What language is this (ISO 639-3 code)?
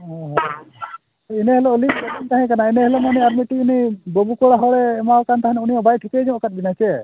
sat